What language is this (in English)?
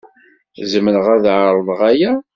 Kabyle